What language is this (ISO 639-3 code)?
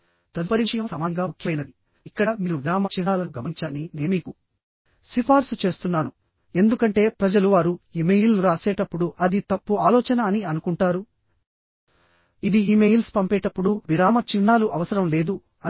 tel